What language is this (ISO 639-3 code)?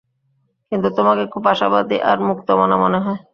ben